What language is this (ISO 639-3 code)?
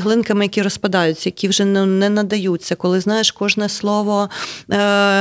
ukr